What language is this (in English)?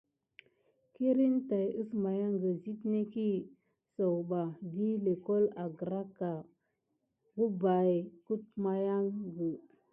Gidar